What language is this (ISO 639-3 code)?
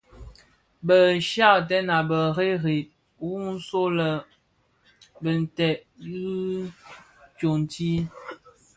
ksf